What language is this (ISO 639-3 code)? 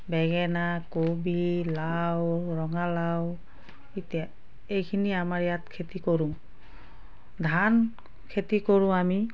asm